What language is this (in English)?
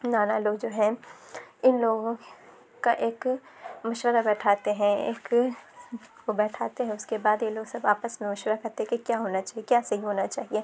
Urdu